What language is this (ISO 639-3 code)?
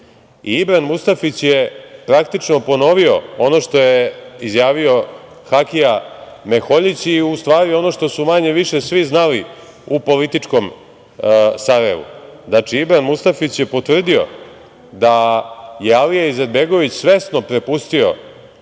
srp